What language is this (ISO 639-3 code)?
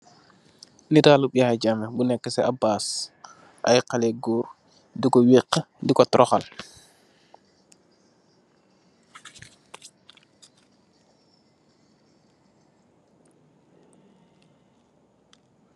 wol